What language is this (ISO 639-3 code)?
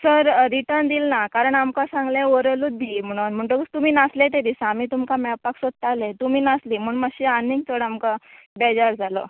kok